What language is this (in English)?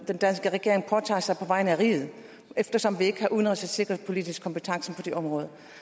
Danish